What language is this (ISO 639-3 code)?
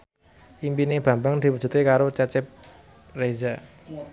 jav